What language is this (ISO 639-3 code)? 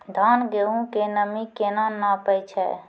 mai